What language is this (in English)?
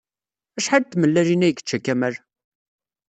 Kabyle